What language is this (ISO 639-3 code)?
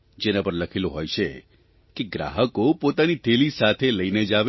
guj